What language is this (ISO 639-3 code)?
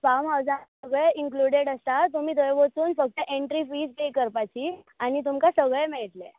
kok